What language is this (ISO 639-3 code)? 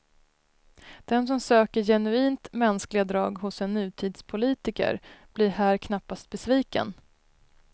swe